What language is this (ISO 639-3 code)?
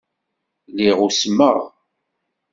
kab